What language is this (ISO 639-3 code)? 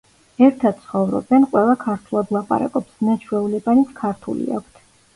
kat